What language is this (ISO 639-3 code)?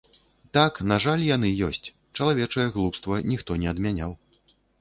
bel